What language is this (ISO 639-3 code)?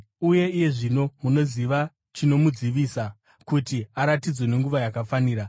sna